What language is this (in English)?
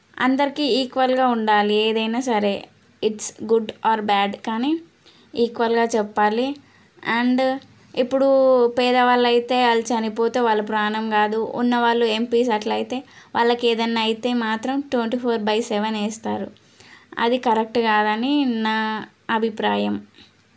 Telugu